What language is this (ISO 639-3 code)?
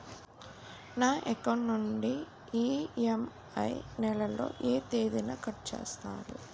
tel